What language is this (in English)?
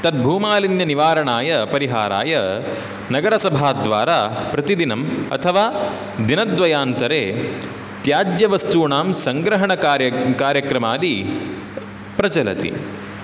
Sanskrit